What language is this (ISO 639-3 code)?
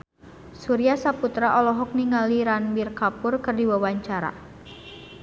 sun